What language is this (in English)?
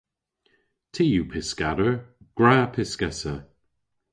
Cornish